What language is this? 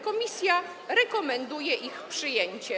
Polish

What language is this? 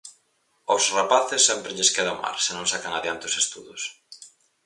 Galician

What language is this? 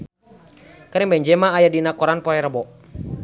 Sundanese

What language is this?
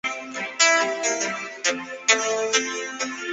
Chinese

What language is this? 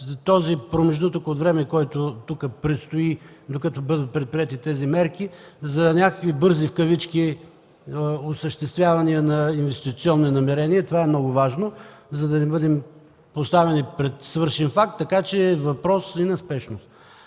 Bulgarian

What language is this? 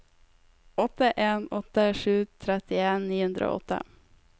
Norwegian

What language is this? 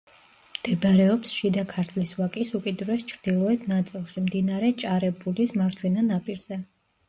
Georgian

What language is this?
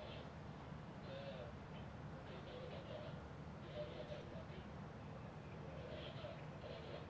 Indonesian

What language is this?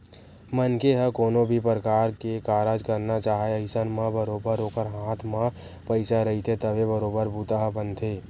Chhattisgarhi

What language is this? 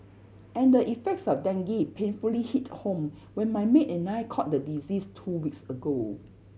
English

